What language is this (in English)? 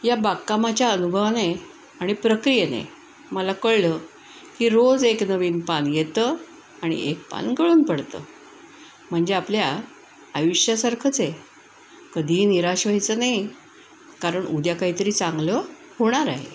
Marathi